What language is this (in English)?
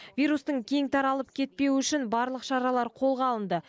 Kazakh